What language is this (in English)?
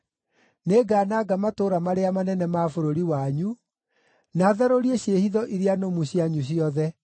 Kikuyu